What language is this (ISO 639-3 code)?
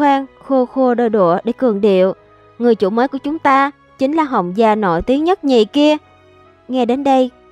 vie